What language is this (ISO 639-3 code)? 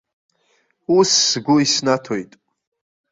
abk